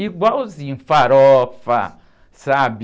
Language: Portuguese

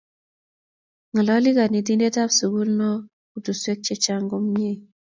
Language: Kalenjin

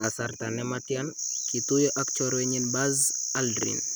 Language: Kalenjin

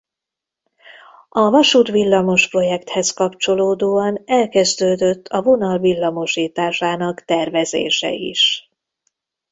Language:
Hungarian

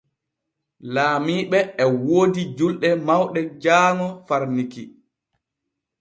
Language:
Borgu Fulfulde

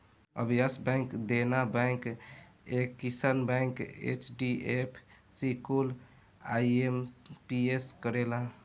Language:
Bhojpuri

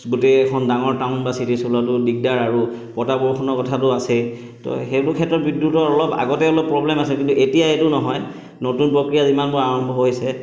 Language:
Assamese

